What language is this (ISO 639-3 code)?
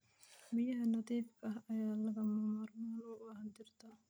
som